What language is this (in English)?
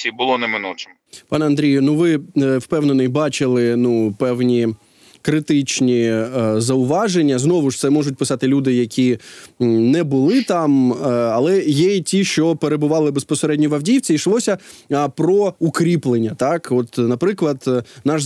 Ukrainian